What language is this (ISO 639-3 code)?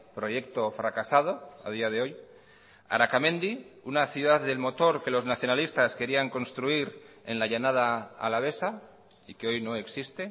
spa